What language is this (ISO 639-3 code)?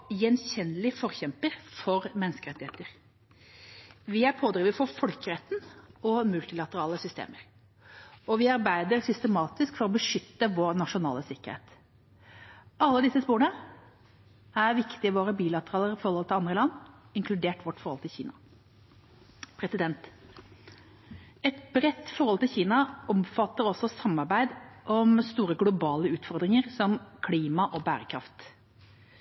nob